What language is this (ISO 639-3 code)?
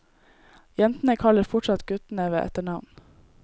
nor